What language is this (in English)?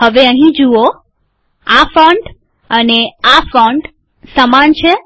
Gujarati